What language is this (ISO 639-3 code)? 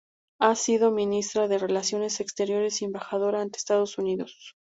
spa